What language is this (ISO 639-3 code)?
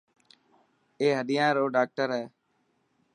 mki